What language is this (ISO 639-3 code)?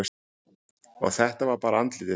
isl